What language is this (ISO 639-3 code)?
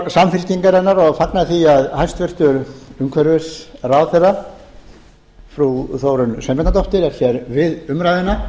isl